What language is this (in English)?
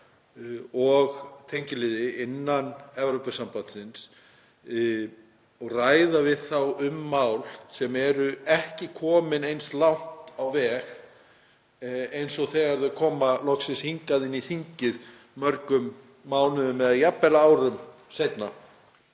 Icelandic